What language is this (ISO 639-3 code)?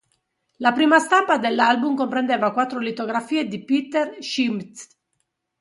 ita